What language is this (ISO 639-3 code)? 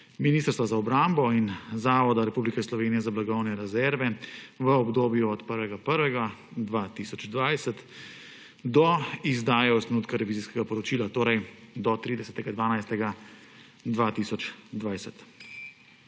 slv